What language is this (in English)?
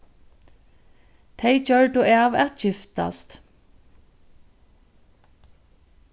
Faroese